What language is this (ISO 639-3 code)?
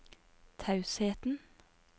nor